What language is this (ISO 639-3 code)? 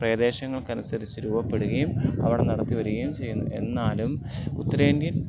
mal